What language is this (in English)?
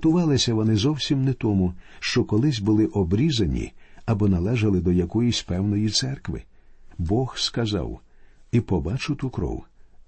Ukrainian